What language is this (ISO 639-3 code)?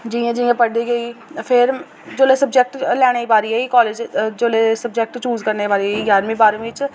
doi